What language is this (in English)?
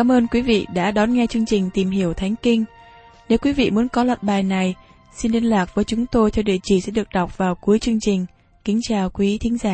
Vietnamese